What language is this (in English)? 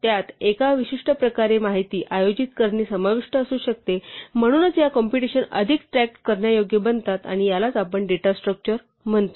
Marathi